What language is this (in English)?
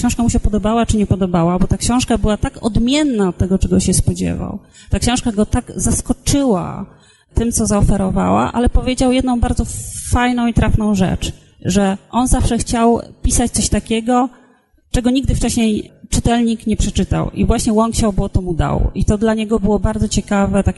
Polish